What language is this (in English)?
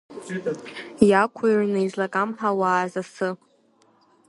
Abkhazian